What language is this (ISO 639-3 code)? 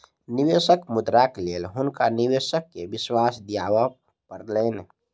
mai